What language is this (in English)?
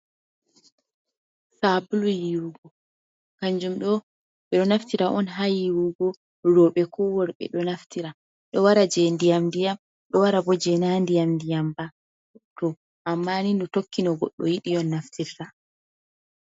Fula